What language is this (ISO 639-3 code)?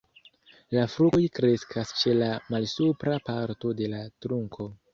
epo